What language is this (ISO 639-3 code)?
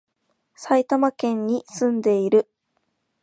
jpn